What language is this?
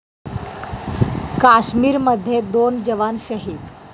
Marathi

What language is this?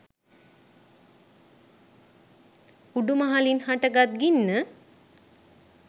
Sinhala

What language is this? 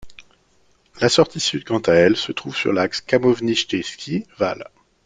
French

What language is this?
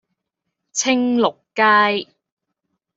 Cantonese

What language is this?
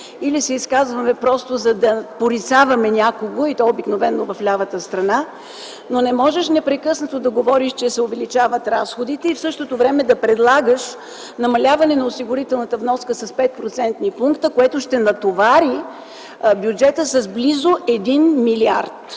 Bulgarian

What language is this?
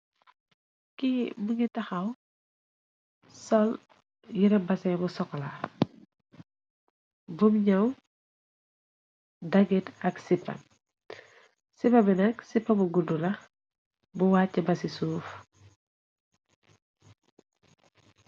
Wolof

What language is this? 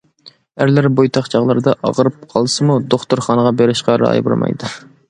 Uyghur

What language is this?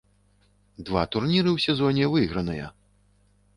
Belarusian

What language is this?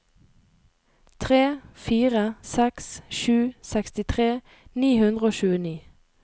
Norwegian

